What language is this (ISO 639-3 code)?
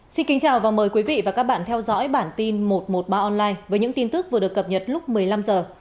vie